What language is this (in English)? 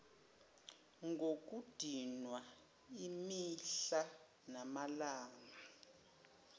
Zulu